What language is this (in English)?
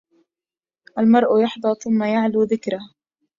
Arabic